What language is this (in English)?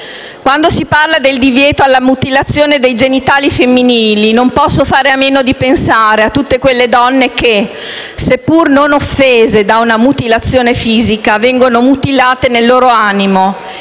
Italian